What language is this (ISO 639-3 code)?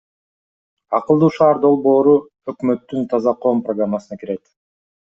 kir